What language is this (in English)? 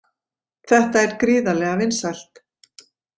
Icelandic